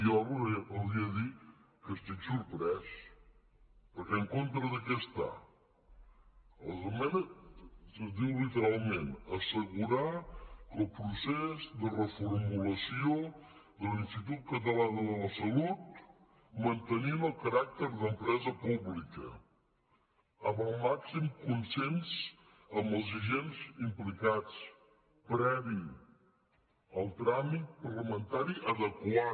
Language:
Catalan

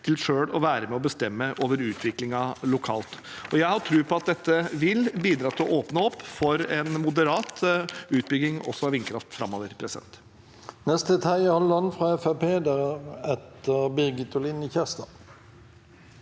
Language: Norwegian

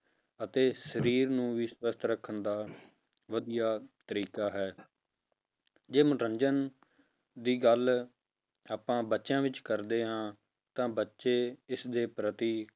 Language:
Punjabi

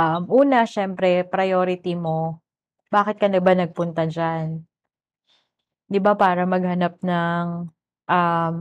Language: Filipino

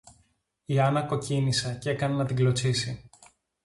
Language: Greek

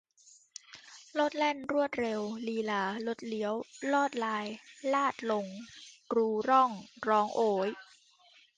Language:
Thai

